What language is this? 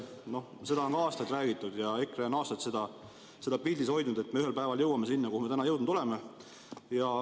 Estonian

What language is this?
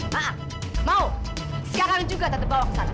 Indonesian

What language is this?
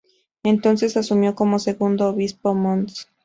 Spanish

